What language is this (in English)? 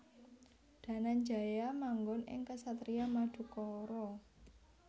Javanese